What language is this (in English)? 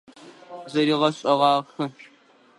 Adyghe